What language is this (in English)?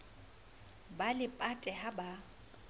Southern Sotho